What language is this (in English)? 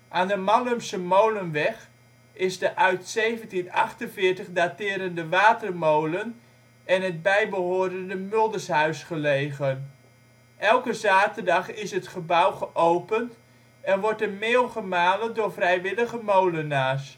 Dutch